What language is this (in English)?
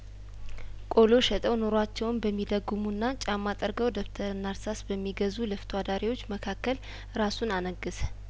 Amharic